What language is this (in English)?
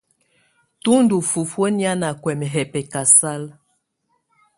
Tunen